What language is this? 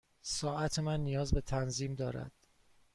Persian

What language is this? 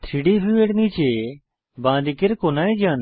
Bangla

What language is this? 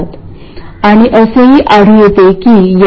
Marathi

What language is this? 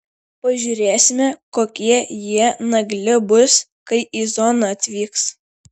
Lithuanian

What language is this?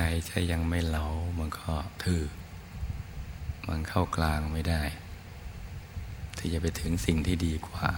Thai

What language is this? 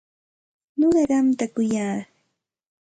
Santa Ana de Tusi Pasco Quechua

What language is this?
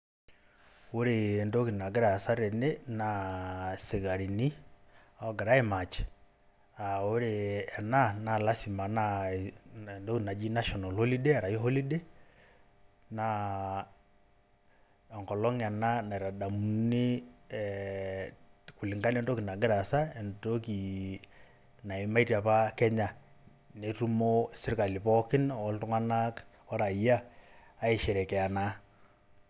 Masai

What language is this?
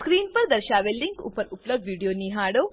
Gujarati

